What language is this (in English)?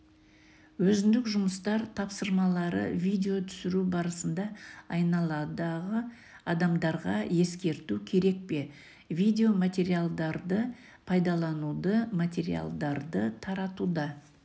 Kazakh